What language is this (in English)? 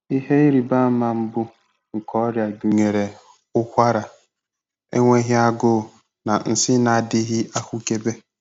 Igbo